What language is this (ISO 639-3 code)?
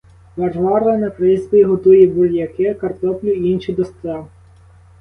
ukr